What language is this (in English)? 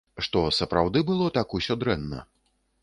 Belarusian